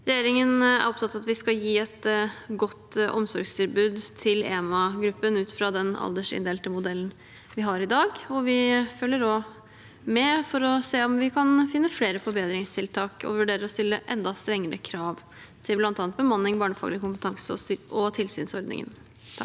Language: Norwegian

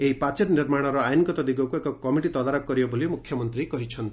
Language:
Odia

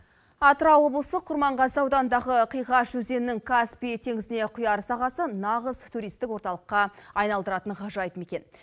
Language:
Kazakh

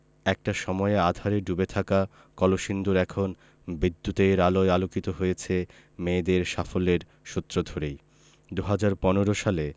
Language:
Bangla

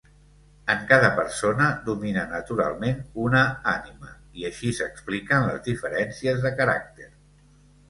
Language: Catalan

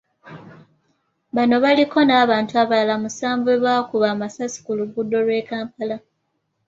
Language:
Ganda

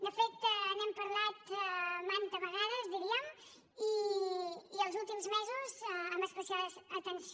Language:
Catalan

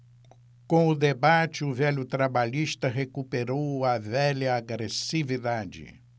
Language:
Portuguese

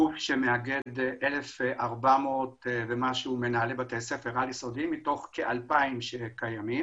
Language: Hebrew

